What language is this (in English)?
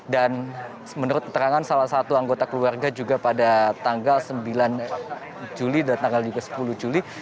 Indonesian